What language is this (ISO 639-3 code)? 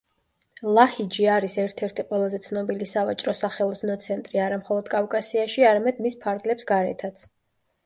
kat